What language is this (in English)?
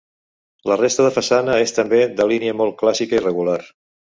Catalan